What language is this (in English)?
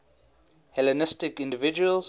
English